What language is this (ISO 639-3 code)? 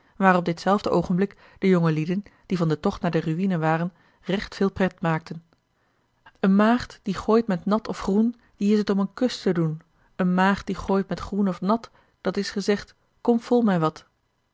nld